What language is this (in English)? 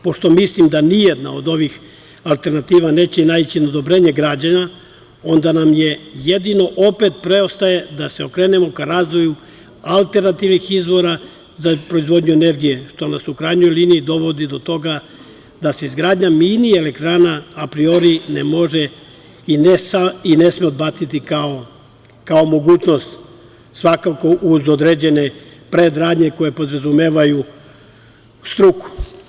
Serbian